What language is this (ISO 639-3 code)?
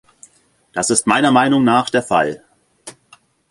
deu